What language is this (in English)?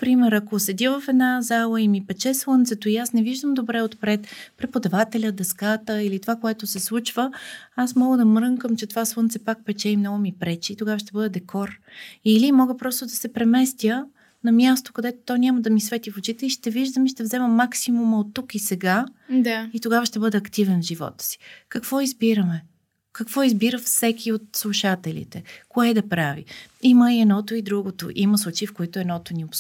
Bulgarian